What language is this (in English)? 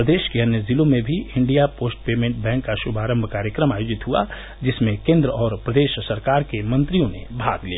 Hindi